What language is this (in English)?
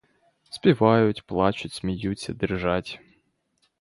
Ukrainian